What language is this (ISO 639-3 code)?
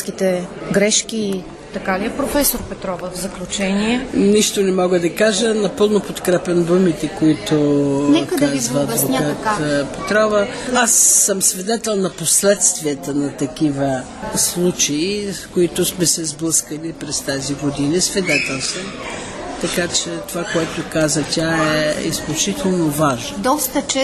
bul